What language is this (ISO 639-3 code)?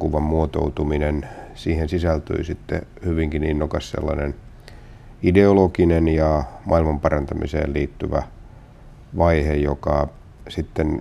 fin